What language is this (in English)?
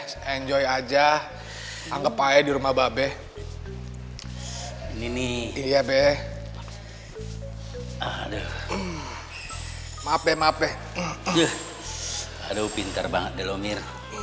Indonesian